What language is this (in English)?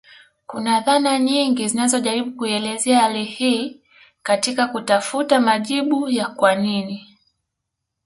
Swahili